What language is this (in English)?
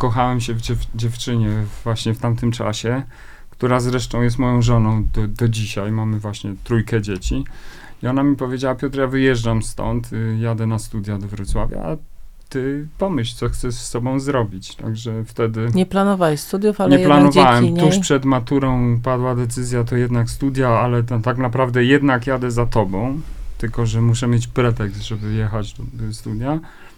Polish